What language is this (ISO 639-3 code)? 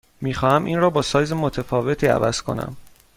fas